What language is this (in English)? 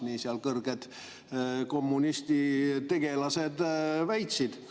Estonian